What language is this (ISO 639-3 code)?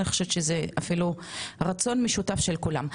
heb